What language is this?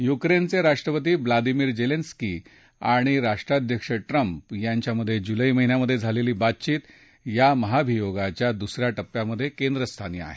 Marathi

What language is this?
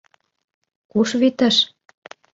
Mari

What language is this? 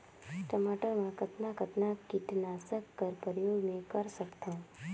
Chhattisgarhi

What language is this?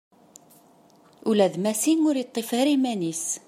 Kabyle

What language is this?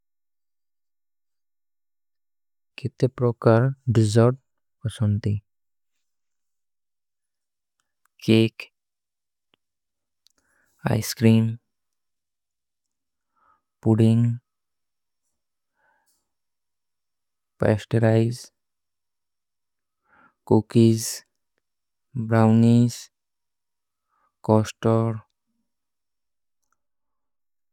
Kui (India)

